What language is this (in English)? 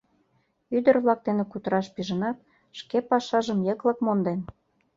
Mari